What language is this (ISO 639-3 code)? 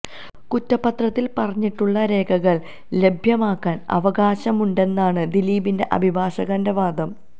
mal